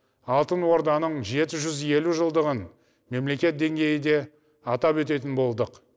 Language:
Kazakh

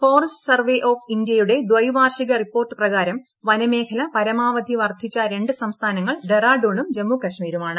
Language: Malayalam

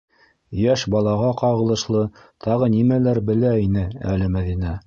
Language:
Bashkir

